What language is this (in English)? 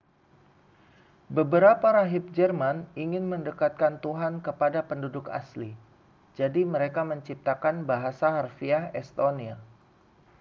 Indonesian